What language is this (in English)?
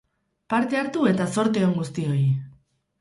Basque